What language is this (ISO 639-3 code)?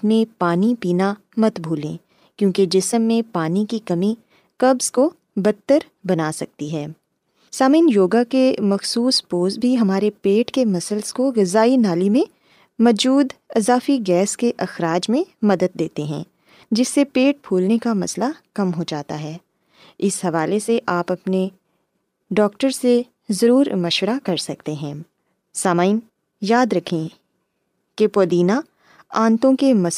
urd